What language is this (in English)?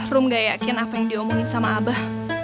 Indonesian